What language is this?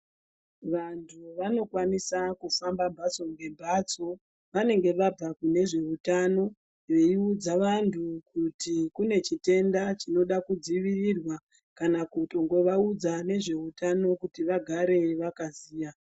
Ndau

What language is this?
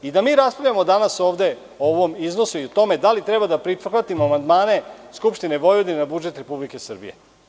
Serbian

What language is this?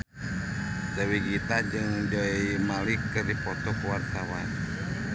Sundanese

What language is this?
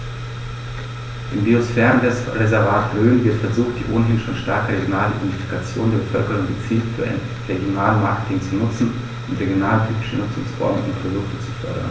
German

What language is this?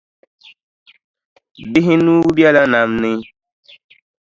Dagbani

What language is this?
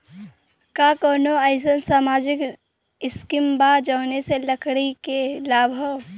Bhojpuri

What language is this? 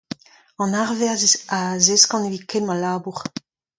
Breton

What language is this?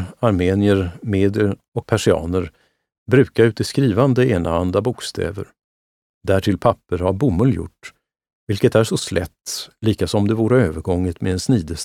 Swedish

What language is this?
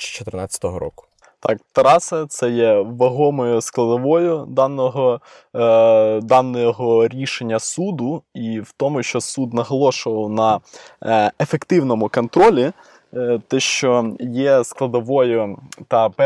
Ukrainian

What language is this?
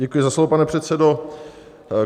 Czech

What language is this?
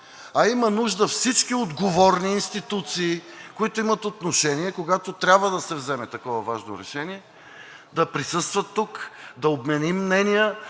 Bulgarian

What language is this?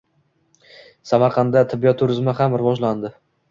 Uzbek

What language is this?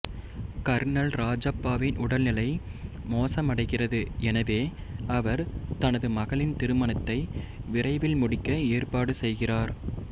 Tamil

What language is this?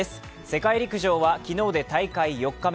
Japanese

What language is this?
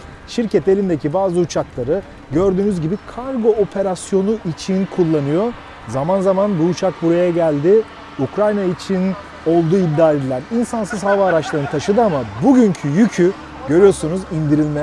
Turkish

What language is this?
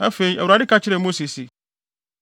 Akan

